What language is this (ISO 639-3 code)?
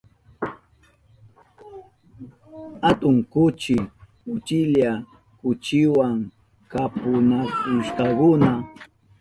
qup